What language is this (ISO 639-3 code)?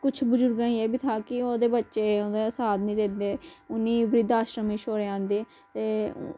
doi